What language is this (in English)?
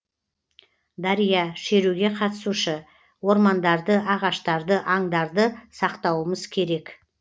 Kazakh